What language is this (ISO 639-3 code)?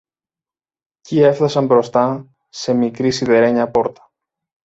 ell